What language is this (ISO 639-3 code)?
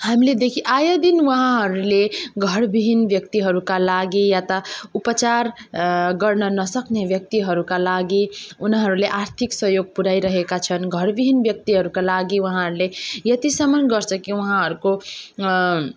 nep